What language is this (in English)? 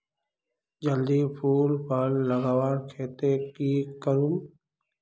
Magahi